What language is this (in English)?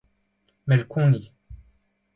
Breton